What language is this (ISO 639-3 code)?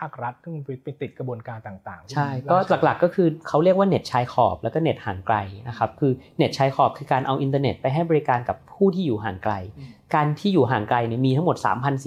tha